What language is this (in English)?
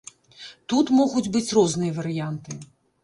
Belarusian